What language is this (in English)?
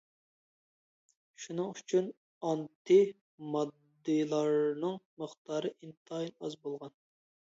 Uyghur